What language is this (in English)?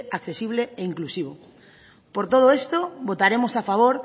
Spanish